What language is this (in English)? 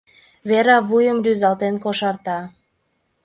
Mari